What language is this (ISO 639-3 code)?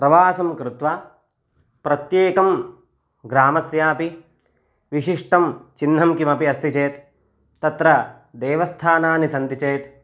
san